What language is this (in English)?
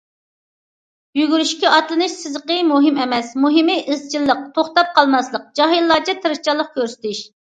Uyghur